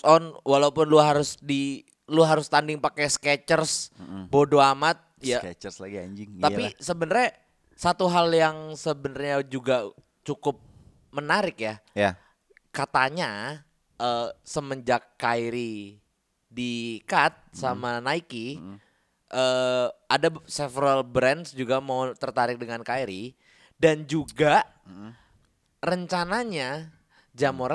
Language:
Indonesian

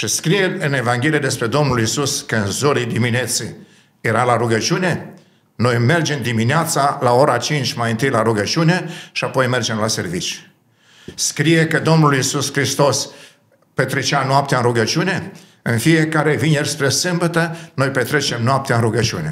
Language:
Romanian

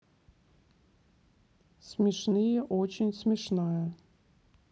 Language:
Russian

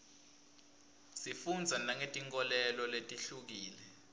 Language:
Swati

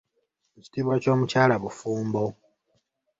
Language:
Ganda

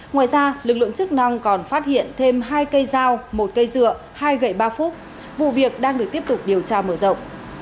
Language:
Vietnamese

